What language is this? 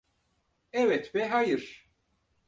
Turkish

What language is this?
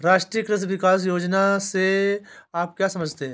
Hindi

